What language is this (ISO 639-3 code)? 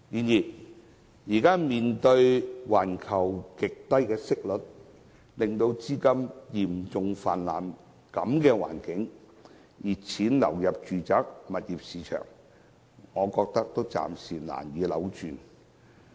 yue